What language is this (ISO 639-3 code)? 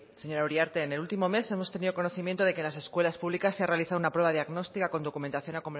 spa